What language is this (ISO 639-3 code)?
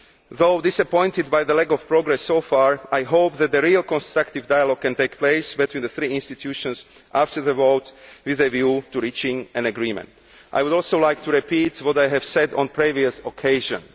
eng